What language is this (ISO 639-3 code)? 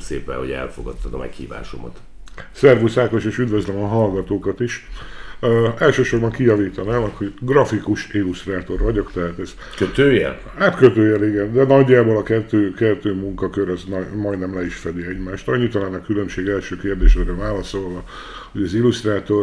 hun